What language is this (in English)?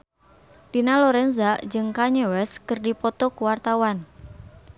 Sundanese